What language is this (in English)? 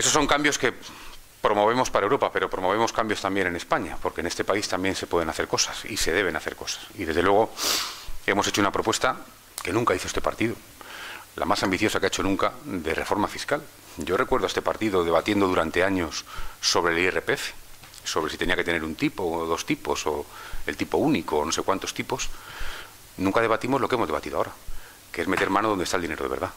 Spanish